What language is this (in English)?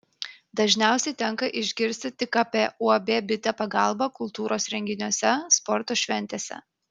Lithuanian